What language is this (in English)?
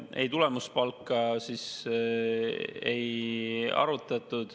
Estonian